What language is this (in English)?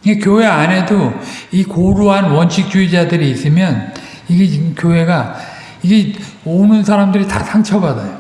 Korean